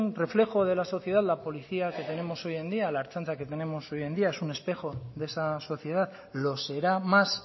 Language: Spanish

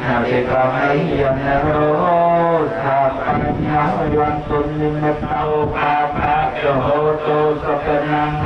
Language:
Thai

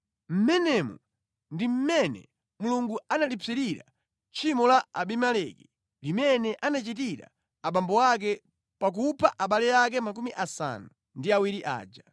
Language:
Nyanja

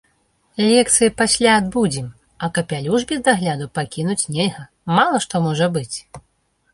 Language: Belarusian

